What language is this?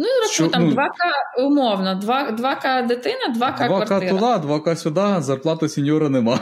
Ukrainian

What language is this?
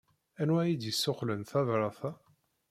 Kabyle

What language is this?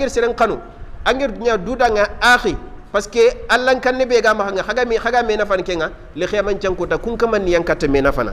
Arabic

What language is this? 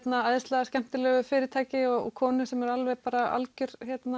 Icelandic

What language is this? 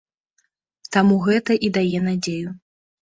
Belarusian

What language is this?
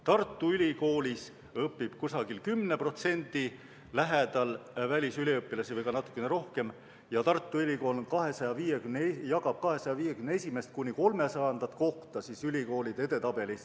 Estonian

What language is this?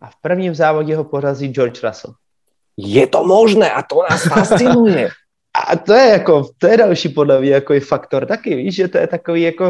Czech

